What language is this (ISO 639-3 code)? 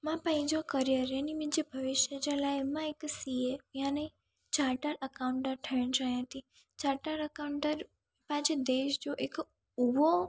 snd